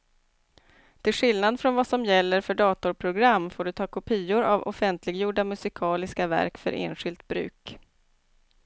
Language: Swedish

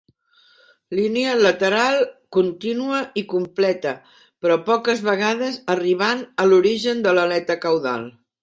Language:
Catalan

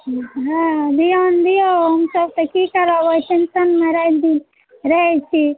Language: Maithili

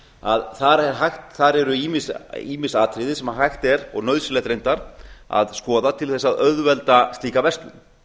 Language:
Icelandic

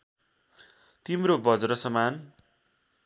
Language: Nepali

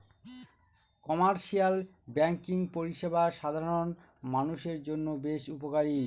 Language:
Bangla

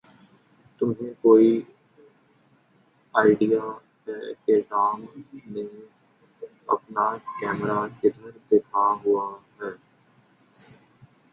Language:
Urdu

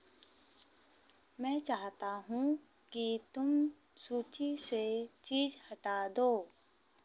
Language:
Hindi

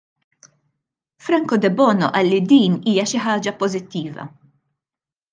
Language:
Maltese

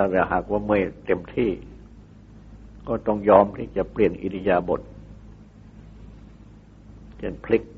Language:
Thai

